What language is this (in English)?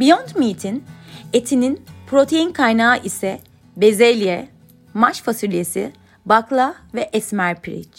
Turkish